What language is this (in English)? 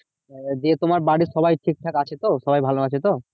Bangla